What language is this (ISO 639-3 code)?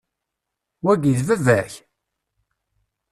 kab